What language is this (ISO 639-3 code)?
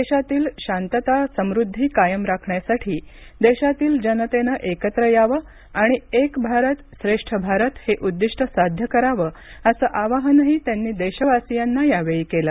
mar